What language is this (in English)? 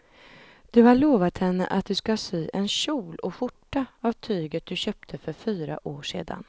Swedish